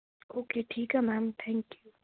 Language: Punjabi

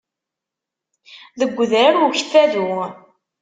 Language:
Kabyle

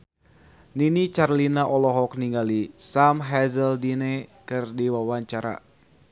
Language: Sundanese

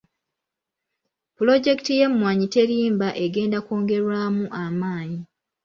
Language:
Ganda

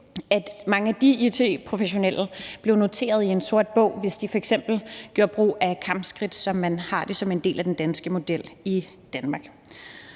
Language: Danish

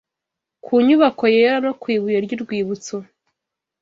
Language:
Kinyarwanda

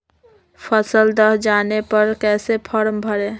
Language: Magahi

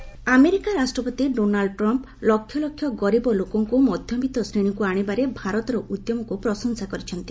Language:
Odia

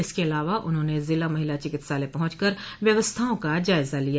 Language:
Hindi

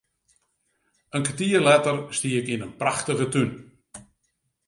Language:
Western Frisian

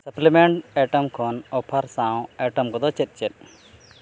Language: Santali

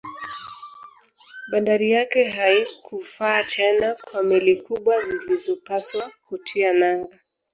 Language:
Swahili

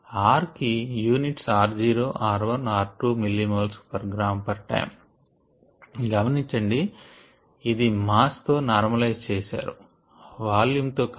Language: Telugu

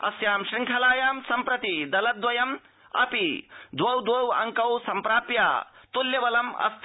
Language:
Sanskrit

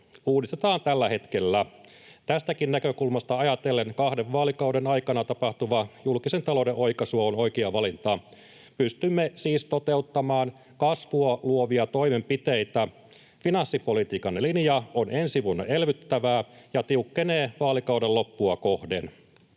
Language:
Finnish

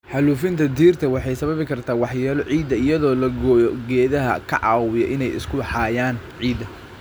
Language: Somali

